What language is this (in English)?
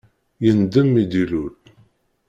Kabyle